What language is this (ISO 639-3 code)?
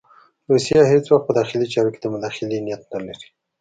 pus